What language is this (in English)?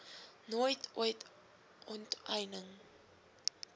Afrikaans